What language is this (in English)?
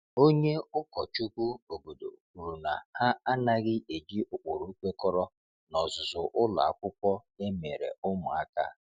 Igbo